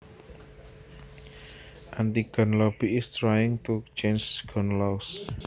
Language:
Javanese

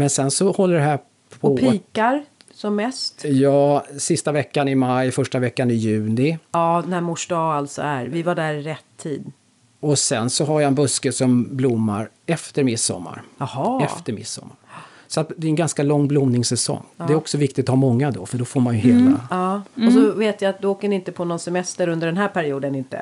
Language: Swedish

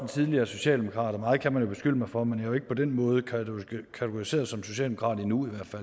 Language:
Danish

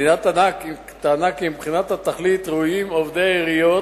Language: Hebrew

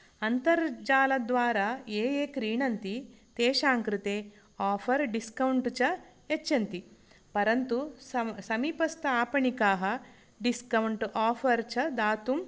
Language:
Sanskrit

